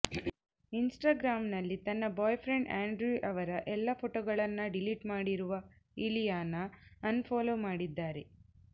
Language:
Kannada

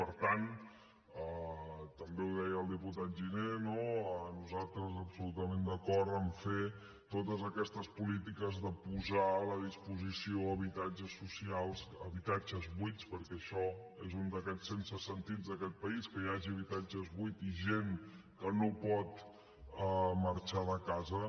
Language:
Catalan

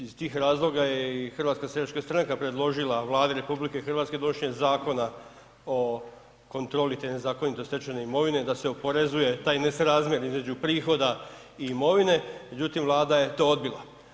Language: Croatian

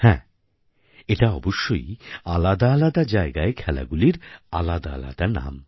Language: Bangla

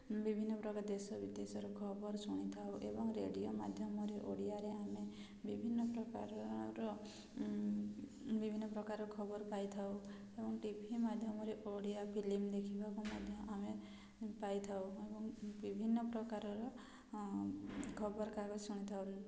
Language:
Odia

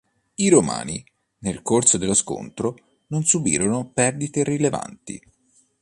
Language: Italian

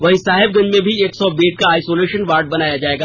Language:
Hindi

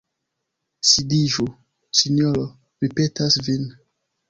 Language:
Esperanto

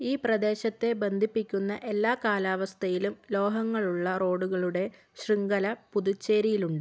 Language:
Malayalam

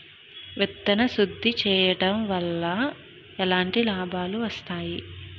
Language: Telugu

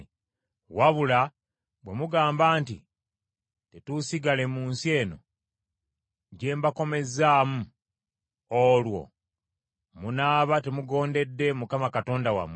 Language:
Ganda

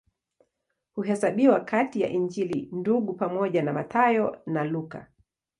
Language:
Swahili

